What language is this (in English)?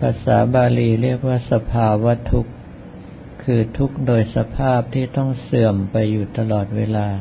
Thai